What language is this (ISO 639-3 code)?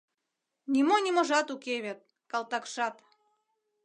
chm